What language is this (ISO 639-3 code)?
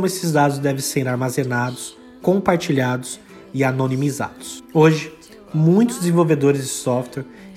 por